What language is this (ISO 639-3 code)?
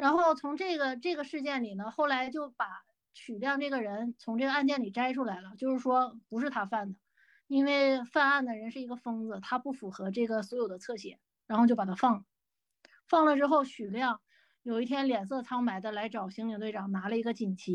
zho